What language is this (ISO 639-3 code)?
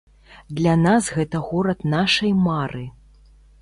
bel